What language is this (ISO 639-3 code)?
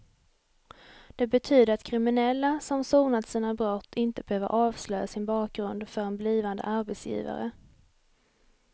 swe